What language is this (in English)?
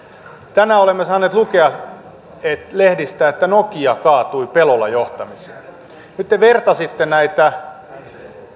Finnish